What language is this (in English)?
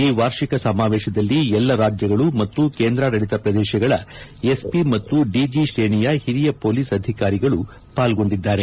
Kannada